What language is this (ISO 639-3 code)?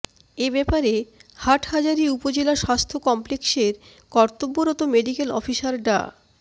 ben